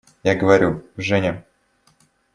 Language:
Russian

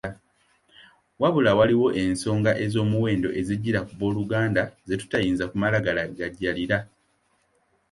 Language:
Ganda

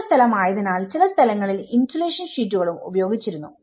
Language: Malayalam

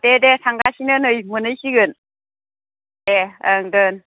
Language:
Bodo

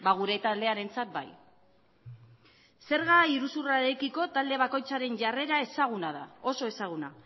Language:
Basque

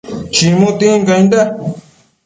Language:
Matsés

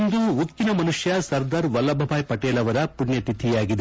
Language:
Kannada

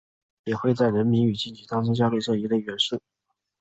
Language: Chinese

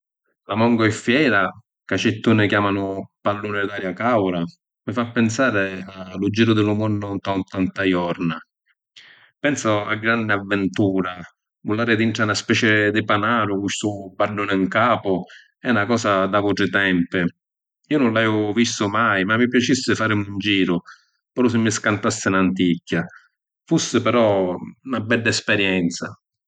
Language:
Sicilian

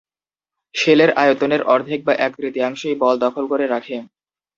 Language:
Bangla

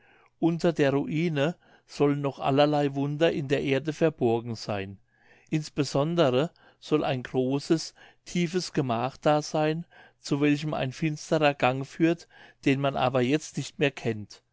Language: German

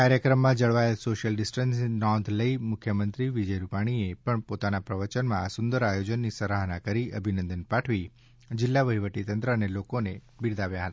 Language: Gujarati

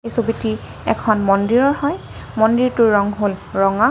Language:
Assamese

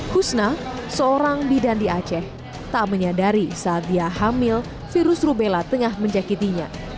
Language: Indonesian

